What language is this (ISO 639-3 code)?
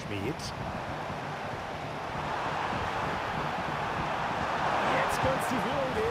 deu